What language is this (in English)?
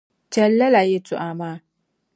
Dagbani